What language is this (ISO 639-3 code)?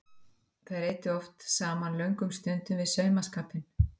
isl